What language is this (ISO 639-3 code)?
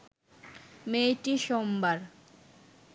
ben